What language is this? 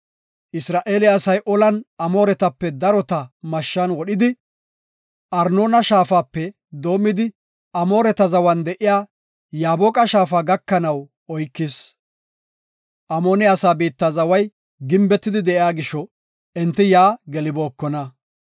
Gofa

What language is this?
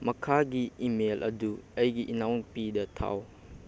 Manipuri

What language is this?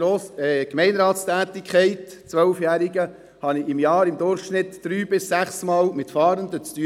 Swiss German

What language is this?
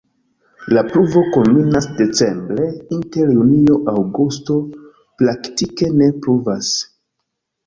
Esperanto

